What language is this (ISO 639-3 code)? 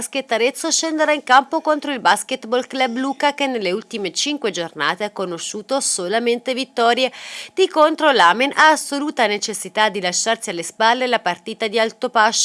ita